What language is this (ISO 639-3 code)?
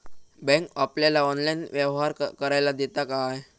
mar